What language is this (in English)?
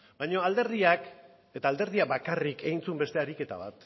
Basque